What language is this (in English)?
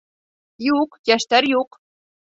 Bashkir